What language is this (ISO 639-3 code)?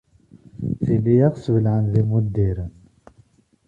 kab